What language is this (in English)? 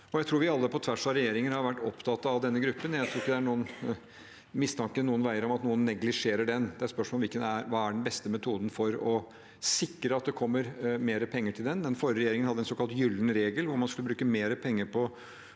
Norwegian